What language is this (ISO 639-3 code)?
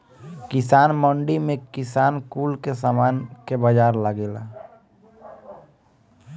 bho